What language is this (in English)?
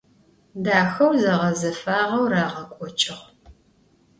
Adyghe